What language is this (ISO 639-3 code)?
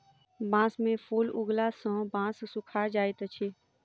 mai